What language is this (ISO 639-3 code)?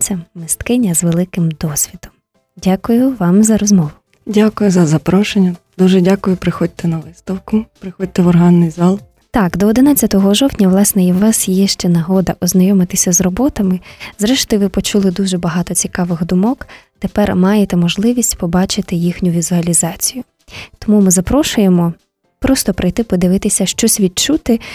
ukr